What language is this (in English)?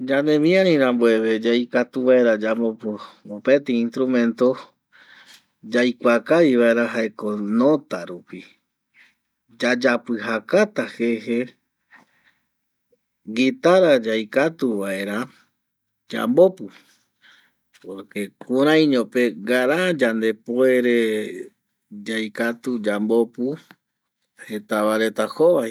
Eastern Bolivian Guaraní